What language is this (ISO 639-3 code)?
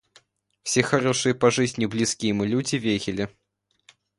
rus